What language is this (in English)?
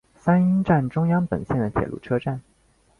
Chinese